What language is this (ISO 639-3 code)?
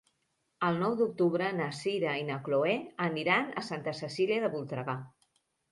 cat